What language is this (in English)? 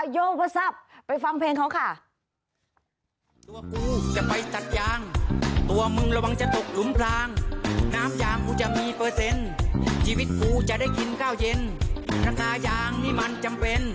Thai